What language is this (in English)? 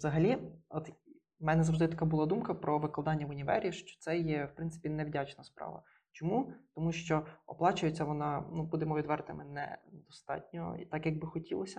Ukrainian